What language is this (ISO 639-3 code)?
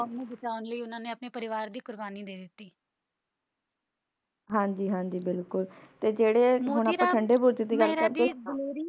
pan